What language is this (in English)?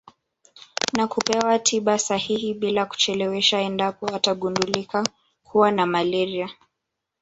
Swahili